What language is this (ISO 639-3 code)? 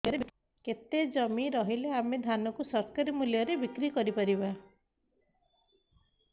ori